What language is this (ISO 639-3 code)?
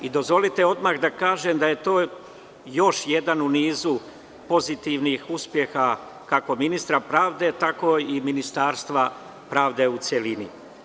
srp